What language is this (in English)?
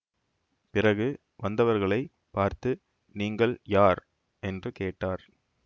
Tamil